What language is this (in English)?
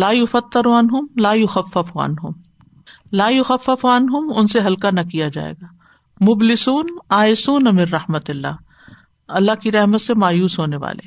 Urdu